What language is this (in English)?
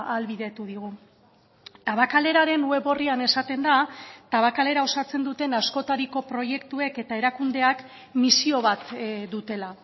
Basque